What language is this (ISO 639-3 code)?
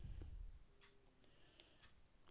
mag